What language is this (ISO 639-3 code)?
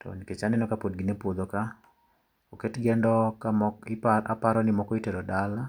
luo